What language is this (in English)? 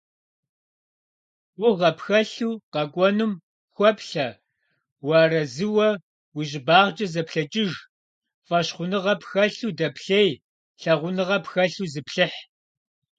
Kabardian